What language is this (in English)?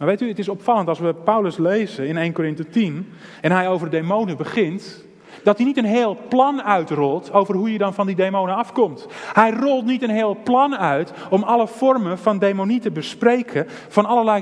Dutch